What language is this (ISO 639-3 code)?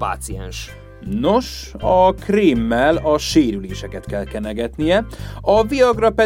hun